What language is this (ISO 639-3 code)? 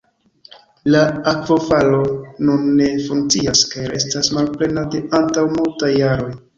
epo